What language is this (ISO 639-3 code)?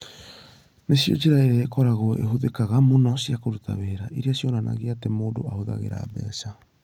kik